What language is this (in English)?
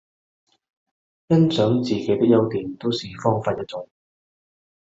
Cantonese